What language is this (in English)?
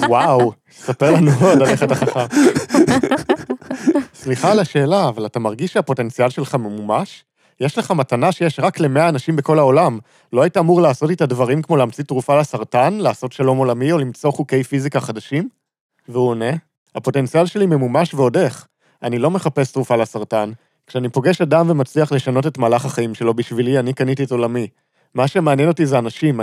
Hebrew